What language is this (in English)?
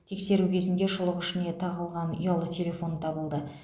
Kazakh